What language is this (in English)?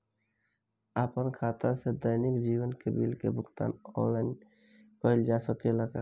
Bhojpuri